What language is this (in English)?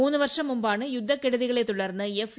Malayalam